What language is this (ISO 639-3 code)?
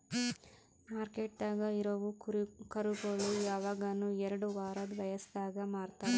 kan